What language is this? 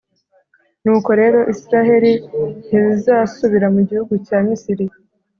Kinyarwanda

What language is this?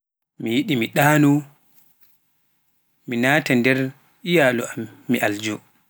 Pular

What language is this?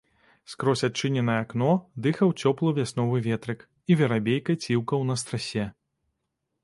Belarusian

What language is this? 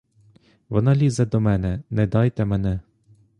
Ukrainian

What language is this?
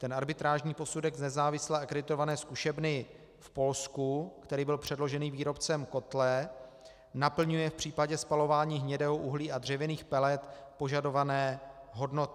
Czech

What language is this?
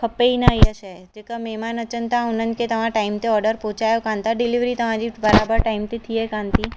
Sindhi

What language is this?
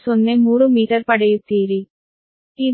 Kannada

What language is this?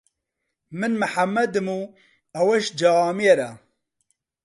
Central Kurdish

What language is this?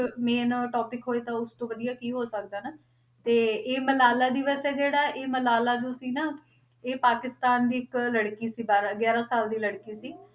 Punjabi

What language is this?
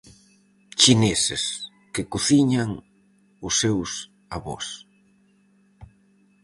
Galician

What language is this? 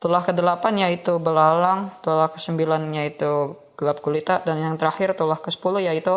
Indonesian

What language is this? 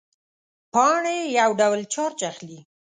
Pashto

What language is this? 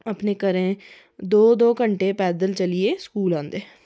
Dogri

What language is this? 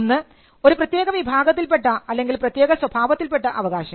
Malayalam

